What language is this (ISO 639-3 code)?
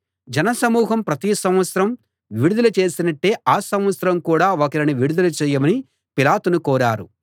tel